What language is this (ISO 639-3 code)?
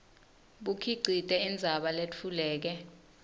ssw